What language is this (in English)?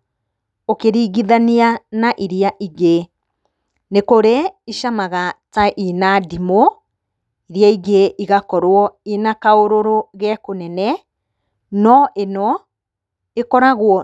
Kikuyu